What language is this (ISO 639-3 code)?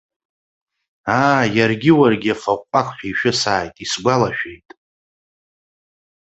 abk